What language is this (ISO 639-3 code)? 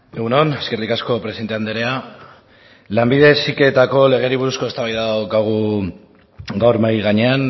eus